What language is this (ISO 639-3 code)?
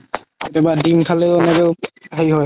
asm